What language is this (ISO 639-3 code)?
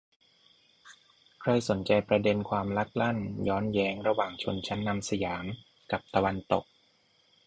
tha